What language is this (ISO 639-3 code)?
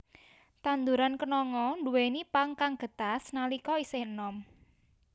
jav